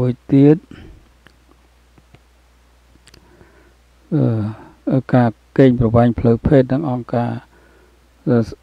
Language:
Thai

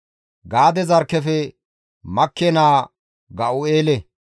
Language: Gamo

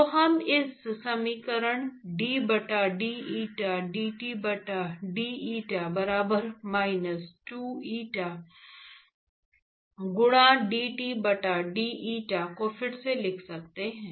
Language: Hindi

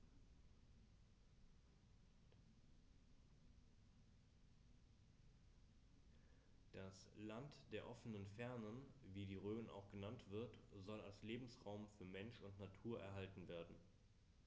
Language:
German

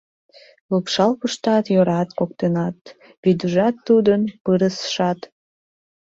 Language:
Mari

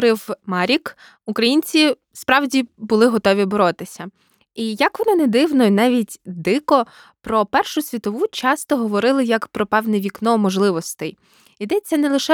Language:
Ukrainian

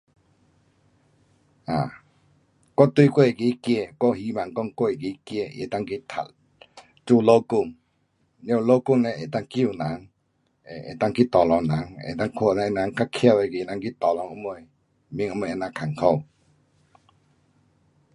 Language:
Pu-Xian Chinese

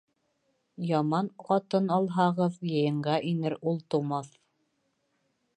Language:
Bashkir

